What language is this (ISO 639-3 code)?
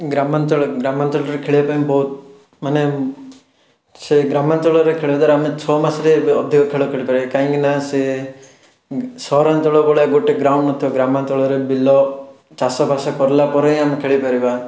ori